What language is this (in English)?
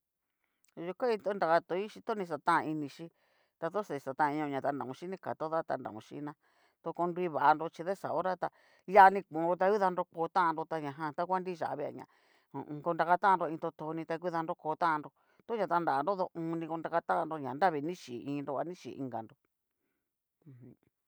Cacaloxtepec Mixtec